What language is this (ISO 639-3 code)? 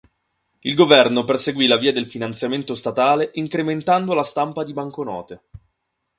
ita